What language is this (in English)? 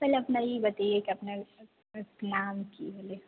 Maithili